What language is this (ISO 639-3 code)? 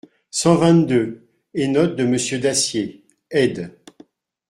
fra